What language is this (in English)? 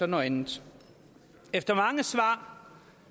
Danish